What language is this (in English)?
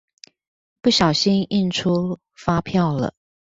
Chinese